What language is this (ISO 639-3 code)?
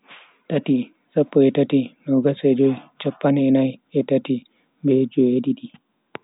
fui